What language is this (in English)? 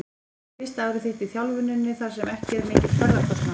Icelandic